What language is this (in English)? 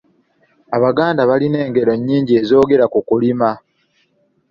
Ganda